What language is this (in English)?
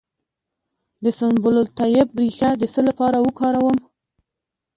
Pashto